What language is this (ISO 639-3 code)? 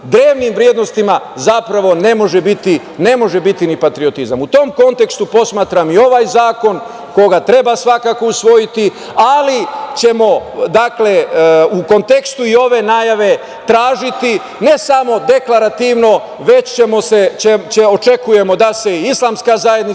srp